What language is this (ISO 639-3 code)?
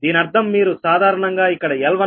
tel